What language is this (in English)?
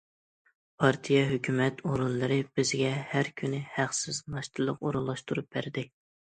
Uyghur